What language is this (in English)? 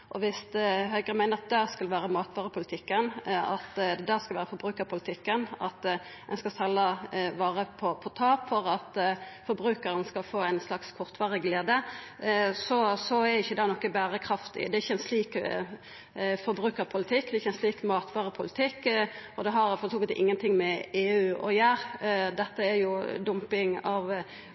Norwegian Nynorsk